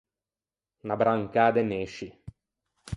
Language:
Ligurian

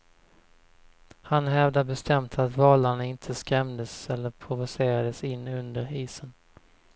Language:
Swedish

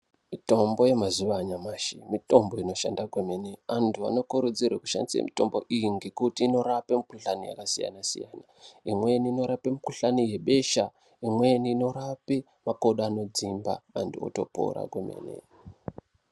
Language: Ndau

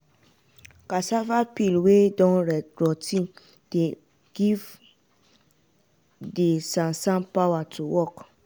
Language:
Nigerian Pidgin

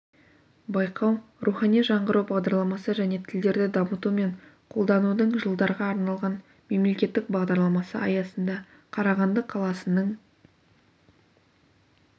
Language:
Kazakh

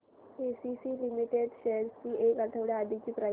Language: Marathi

